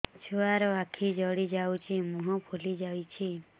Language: Odia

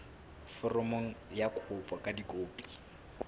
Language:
Southern Sotho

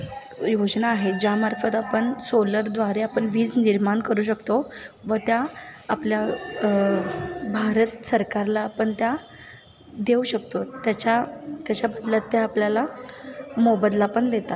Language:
Marathi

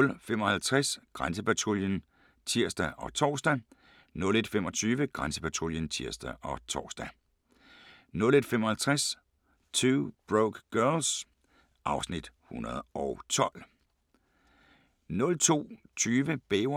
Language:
Danish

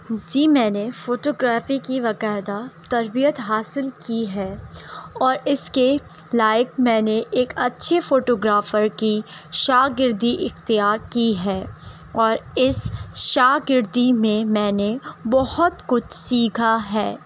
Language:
Urdu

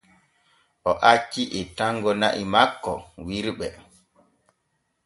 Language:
Borgu Fulfulde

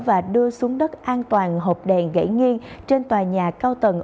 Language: Vietnamese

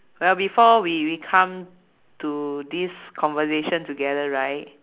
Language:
English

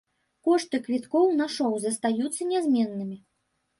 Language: Belarusian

